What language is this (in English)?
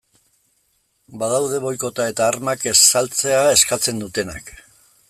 Basque